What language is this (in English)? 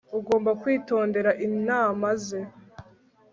Kinyarwanda